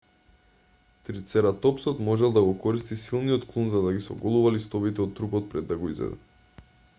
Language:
Macedonian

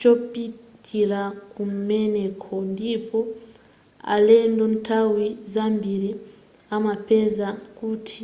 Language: Nyanja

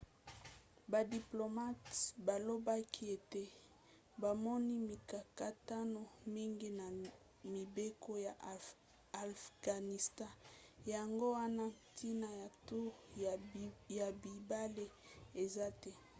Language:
Lingala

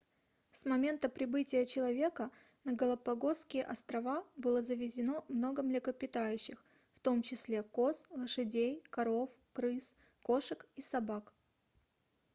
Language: Russian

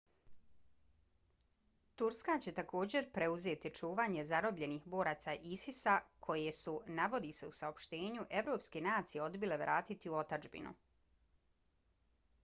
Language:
Bosnian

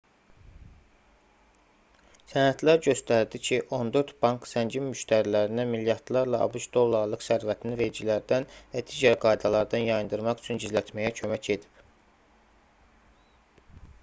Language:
Azerbaijani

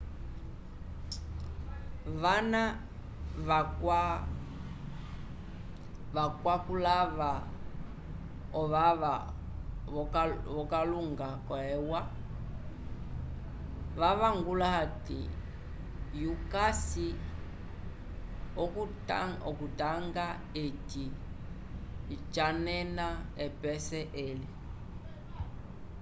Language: Umbundu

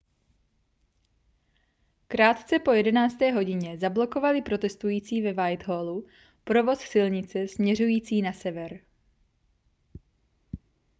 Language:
Czech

